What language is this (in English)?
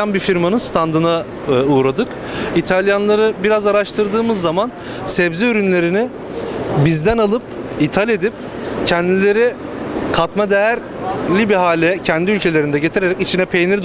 Turkish